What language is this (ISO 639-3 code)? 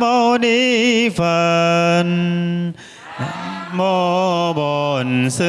vie